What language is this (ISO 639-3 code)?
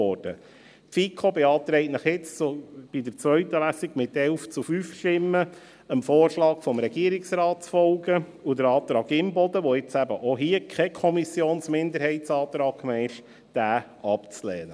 gsw